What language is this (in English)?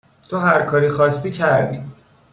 Persian